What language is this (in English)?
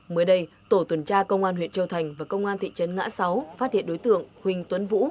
Vietnamese